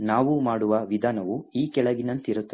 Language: Kannada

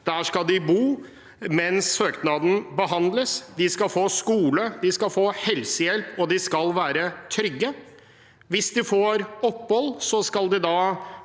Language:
Norwegian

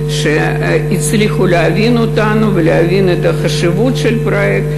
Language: Hebrew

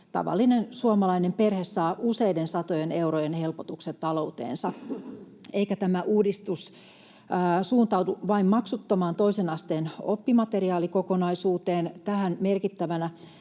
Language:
Finnish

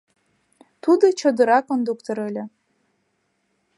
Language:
Mari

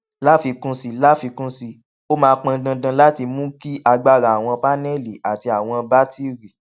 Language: Yoruba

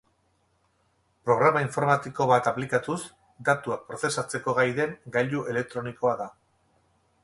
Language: Basque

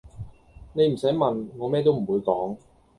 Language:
Cantonese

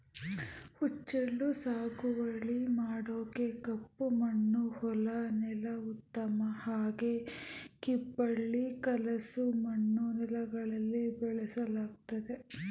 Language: Kannada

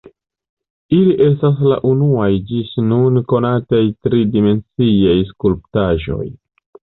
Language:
Esperanto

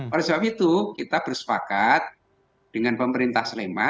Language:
Indonesian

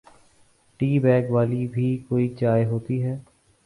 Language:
Urdu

